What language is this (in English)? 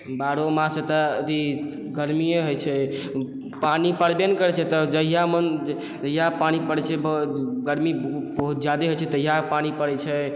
Maithili